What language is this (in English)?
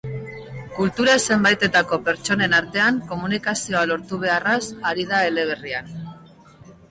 Basque